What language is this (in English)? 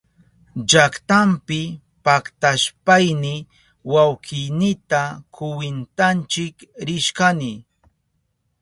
Southern Pastaza Quechua